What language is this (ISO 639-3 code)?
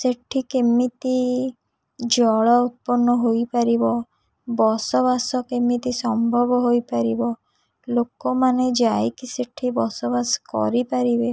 ori